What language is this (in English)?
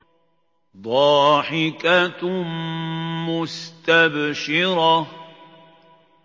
Arabic